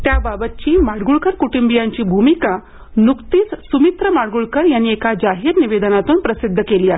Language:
Marathi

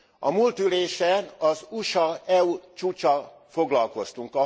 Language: Hungarian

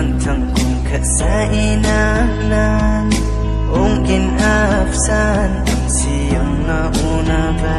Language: Indonesian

